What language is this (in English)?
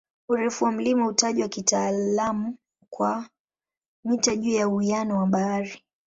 Swahili